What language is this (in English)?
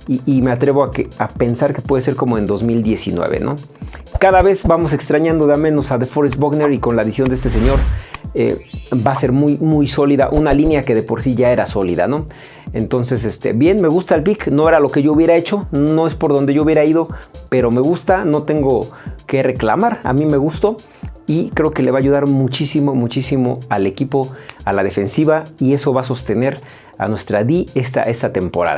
Spanish